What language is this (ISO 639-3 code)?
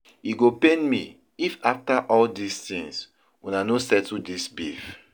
pcm